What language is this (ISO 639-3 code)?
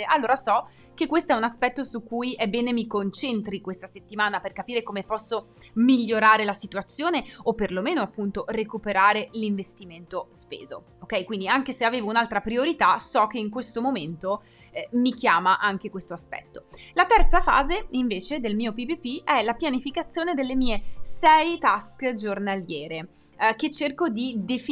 ita